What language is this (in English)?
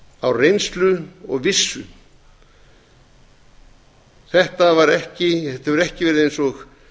Icelandic